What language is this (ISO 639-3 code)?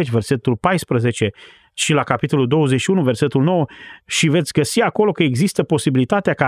ron